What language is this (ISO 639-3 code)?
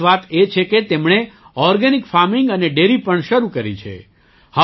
guj